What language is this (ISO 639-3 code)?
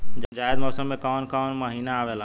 bho